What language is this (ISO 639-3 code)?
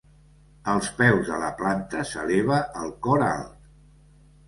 cat